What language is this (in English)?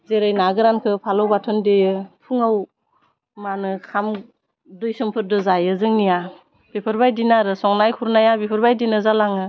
Bodo